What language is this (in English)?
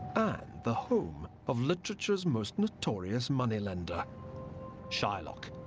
English